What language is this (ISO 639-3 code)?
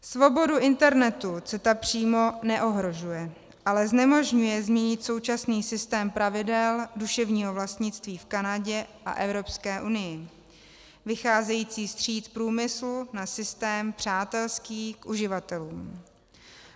ces